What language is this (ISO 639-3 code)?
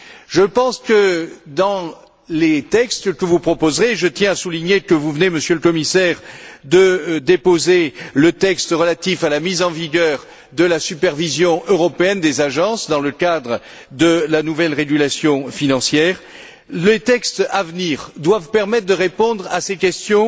fra